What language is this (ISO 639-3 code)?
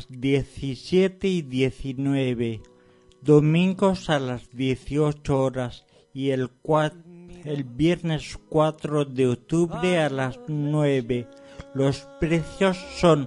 spa